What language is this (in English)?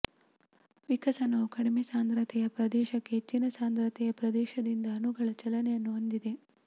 Kannada